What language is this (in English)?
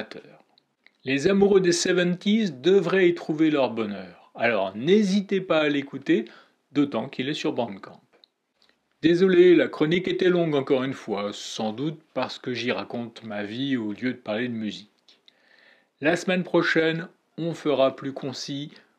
French